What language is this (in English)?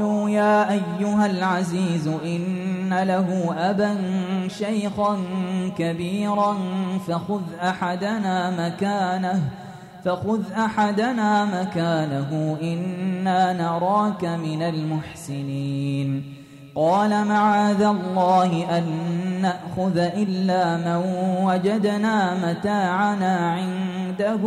Arabic